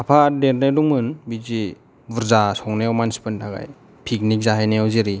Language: Bodo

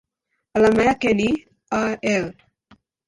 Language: Swahili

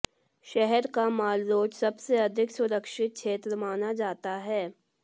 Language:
Hindi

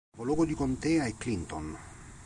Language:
Italian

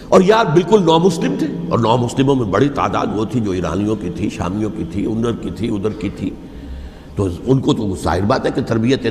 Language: Urdu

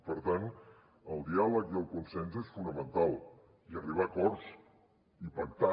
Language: Catalan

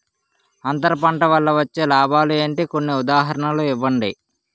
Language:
Telugu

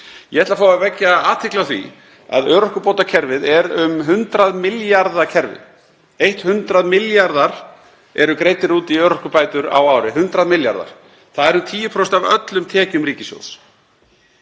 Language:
Icelandic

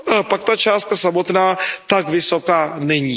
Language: Czech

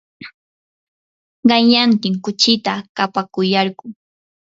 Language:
Yanahuanca Pasco Quechua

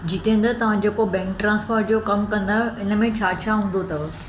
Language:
Sindhi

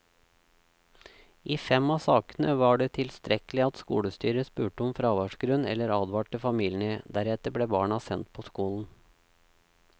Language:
Norwegian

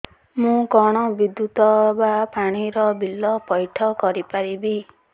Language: Odia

